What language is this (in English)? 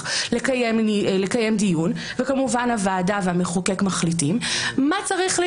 Hebrew